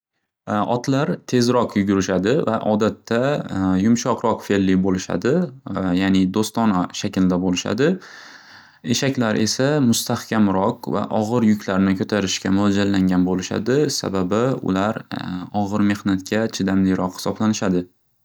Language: Uzbek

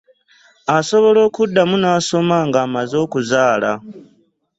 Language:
Ganda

